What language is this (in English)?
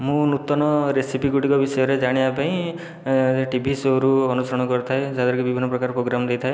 Odia